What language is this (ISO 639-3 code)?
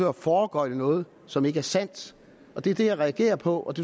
dan